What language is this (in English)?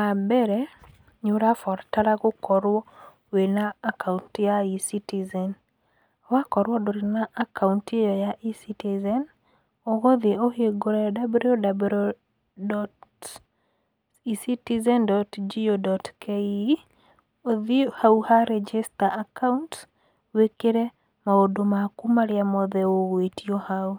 Kikuyu